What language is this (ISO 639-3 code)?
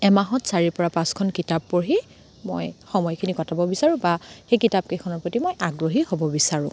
asm